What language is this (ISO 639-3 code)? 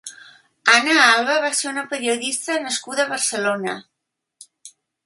cat